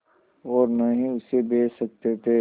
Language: Hindi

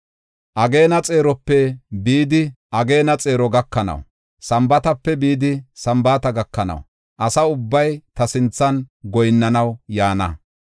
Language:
Gofa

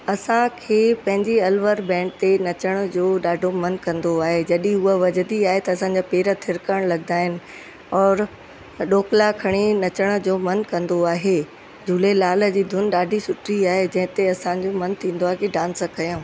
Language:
Sindhi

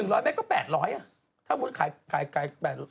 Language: Thai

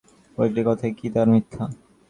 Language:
Bangla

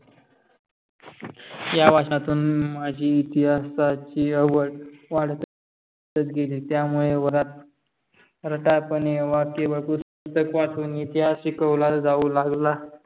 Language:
Marathi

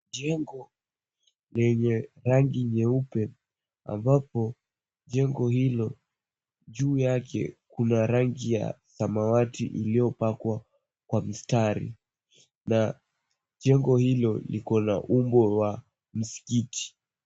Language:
Swahili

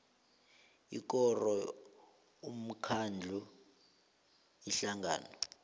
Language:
South Ndebele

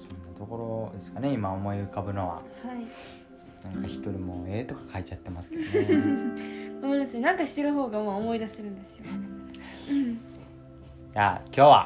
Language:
Japanese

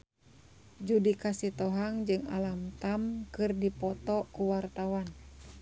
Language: Sundanese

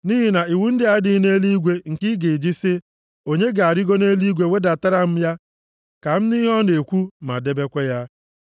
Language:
Igbo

